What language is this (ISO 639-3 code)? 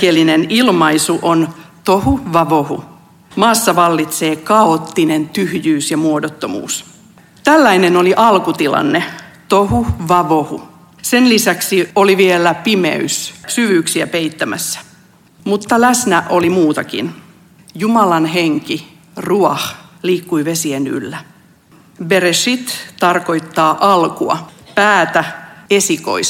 fin